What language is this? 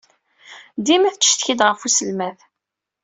Kabyle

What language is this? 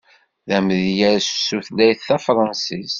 Kabyle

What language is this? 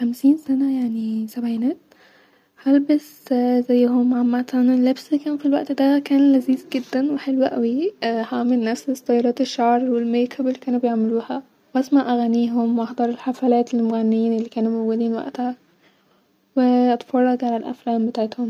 Egyptian Arabic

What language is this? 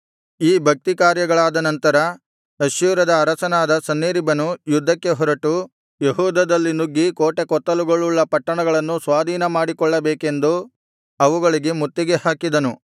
Kannada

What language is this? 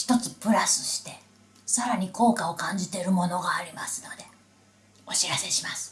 Japanese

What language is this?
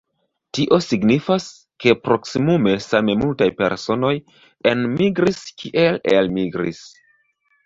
Esperanto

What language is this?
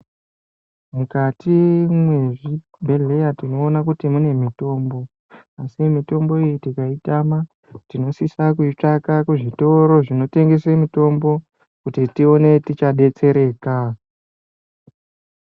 Ndau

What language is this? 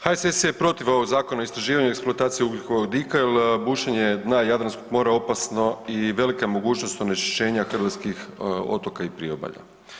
Croatian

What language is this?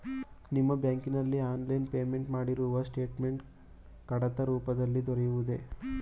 Kannada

